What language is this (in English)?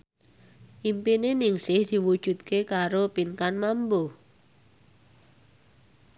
Javanese